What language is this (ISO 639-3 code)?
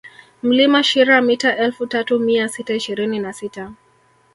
swa